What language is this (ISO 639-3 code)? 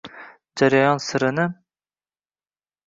uzb